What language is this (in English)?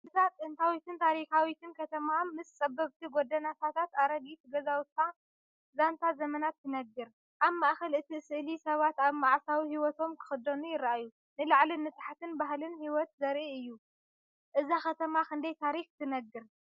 Tigrinya